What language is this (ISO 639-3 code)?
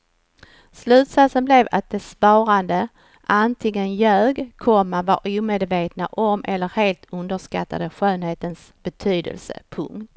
swe